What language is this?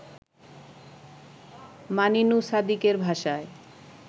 Bangla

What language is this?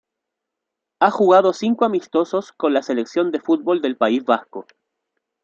Spanish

